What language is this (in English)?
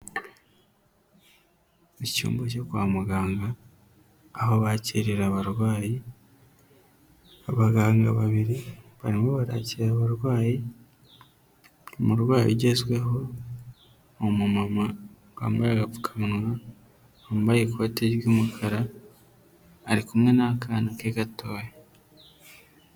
Kinyarwanda